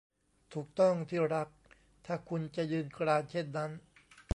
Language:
Thai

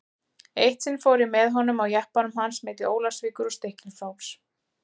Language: Icelandic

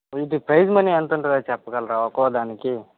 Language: Telugu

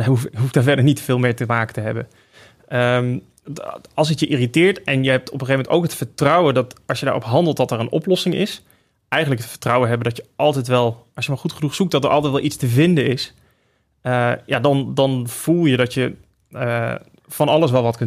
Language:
Dutch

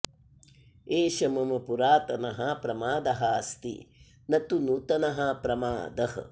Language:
Sanskrit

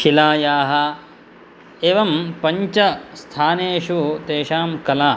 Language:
Sanskrit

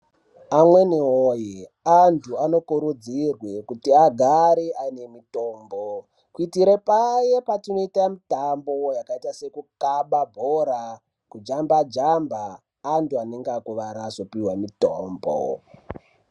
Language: Ndau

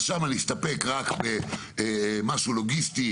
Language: Hebrew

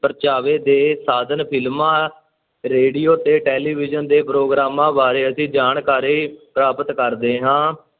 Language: Punjabi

